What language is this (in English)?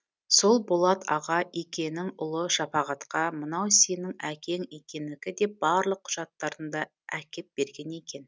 Kazakh